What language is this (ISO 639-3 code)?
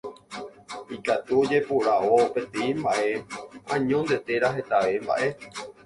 grn